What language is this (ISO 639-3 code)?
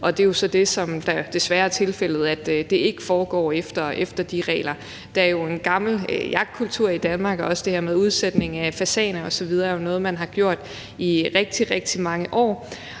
dan